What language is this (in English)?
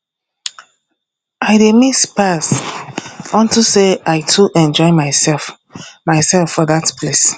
Nigerian Pidgin